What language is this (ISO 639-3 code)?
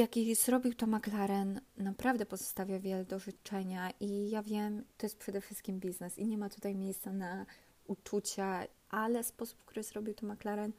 pol